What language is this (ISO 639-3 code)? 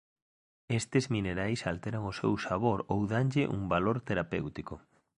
glg